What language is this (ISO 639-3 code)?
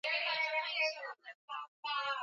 swa